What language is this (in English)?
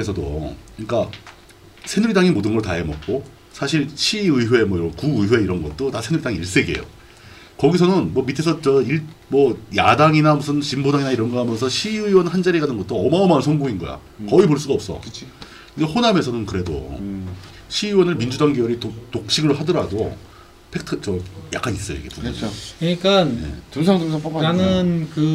Korean